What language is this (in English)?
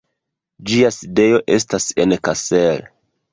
Esperanto